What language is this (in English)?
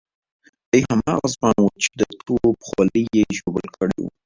Pashto